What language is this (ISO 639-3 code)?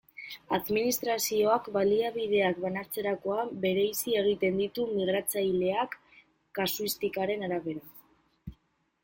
eus